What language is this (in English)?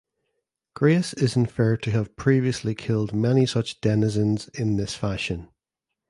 English